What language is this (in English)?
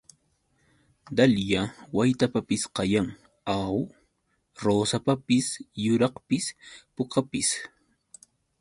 Yauyos Quechua